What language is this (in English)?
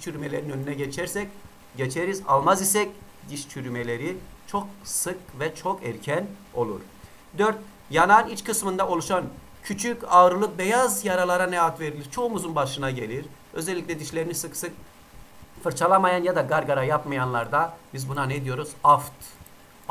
Turkish